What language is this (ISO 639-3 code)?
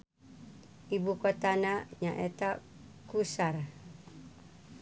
sun